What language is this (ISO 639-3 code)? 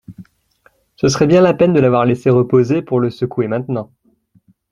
fra